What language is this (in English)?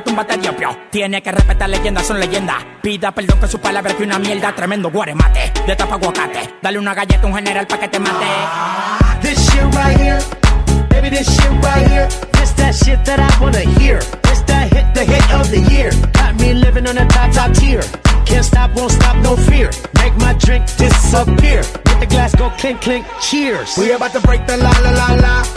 French